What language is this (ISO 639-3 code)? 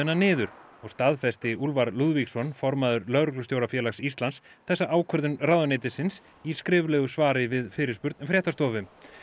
isl